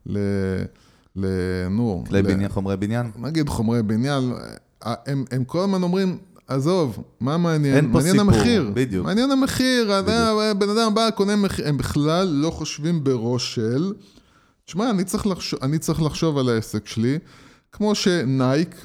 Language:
Hebrew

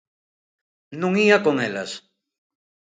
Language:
Galician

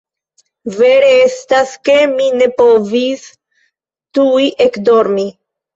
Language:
Esperanto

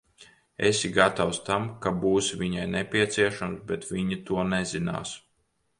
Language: Latvian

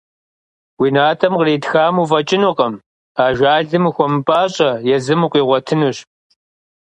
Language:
Kabardian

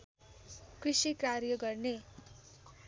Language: Nepali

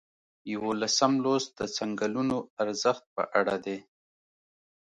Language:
Pashto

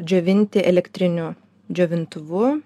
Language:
Lithuanian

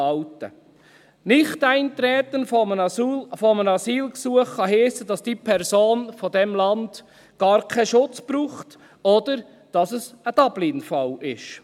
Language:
Swiss German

